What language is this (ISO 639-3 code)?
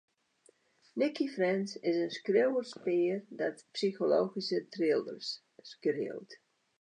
fry